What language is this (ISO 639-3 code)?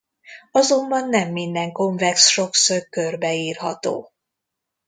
hun